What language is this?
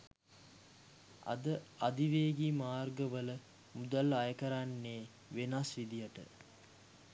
Sinhala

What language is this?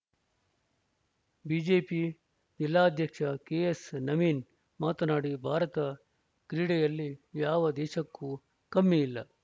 Kannada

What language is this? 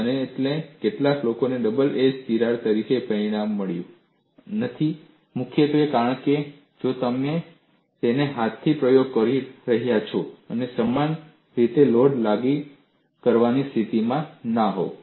Gujarati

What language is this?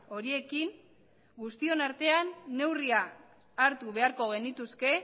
Basque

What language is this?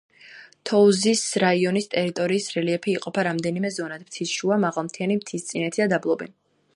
Georgian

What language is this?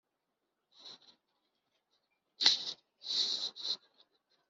Kinyarwanda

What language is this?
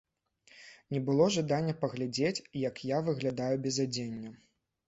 Belarusian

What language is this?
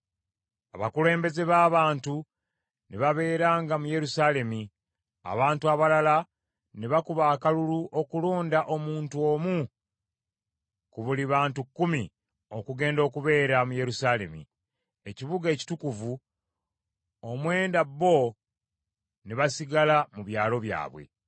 Ganda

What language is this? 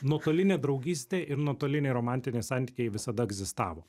Lithuanian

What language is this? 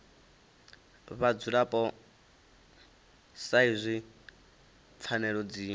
Venda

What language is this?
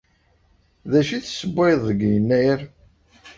Kabyle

